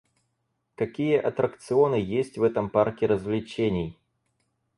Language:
Russian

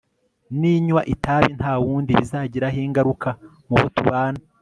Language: Kinyarwanda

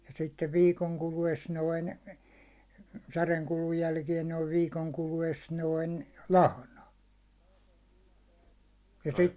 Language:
Finnish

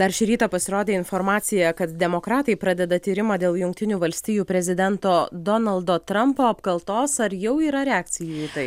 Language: Lithuanian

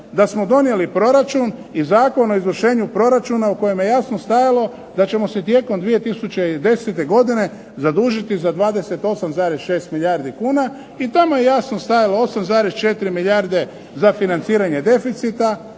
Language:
Croatian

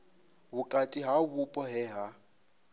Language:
Venda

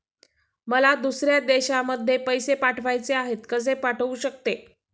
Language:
Marathi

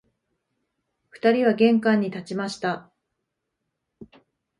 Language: Japanese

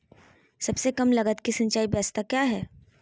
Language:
Magahi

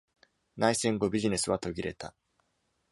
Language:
Japanese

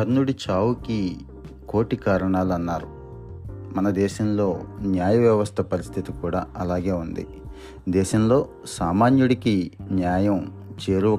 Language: Telugu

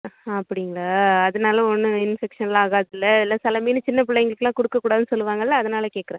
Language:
Tamil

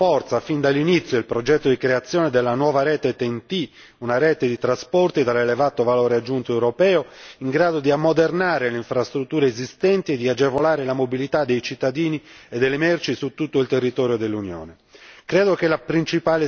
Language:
Italian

